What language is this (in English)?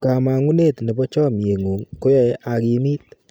Kalenjin